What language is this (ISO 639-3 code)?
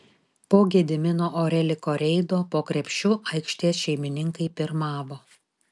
lit